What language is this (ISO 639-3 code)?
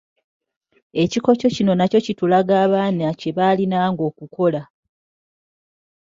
lug